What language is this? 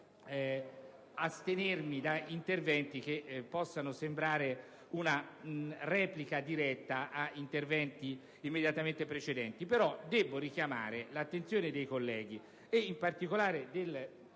Italian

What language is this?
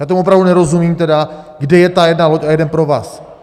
Czech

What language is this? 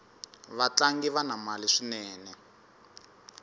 Tsonga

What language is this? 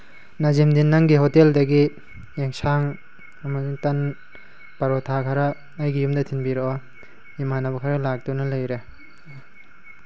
Manipuri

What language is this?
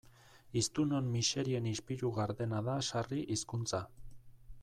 Basque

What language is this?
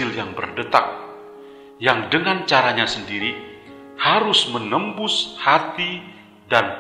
Indonesian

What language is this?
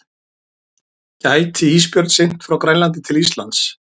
Icelandic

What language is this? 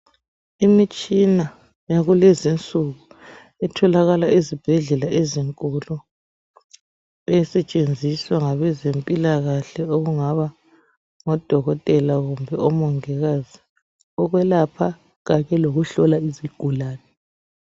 North Ndebele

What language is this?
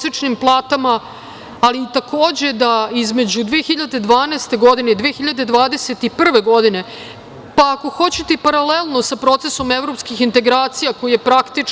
Serbian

